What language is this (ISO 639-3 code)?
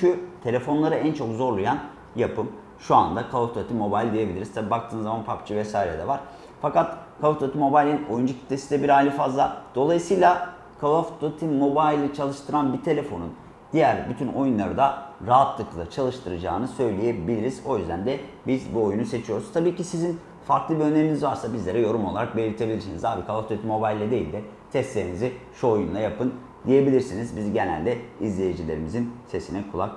tur